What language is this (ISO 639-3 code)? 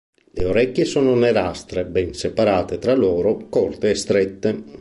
ita